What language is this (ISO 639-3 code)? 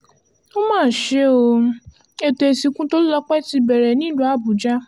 yor